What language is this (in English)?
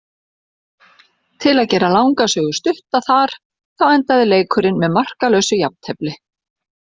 Icelandic